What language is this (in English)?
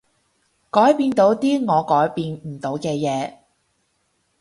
Cantonese